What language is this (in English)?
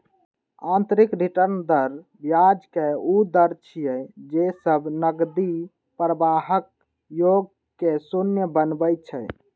Maithili